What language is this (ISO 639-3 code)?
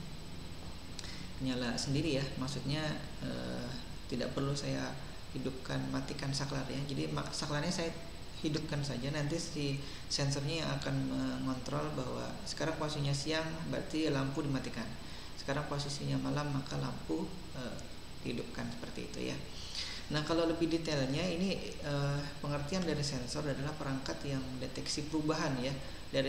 ind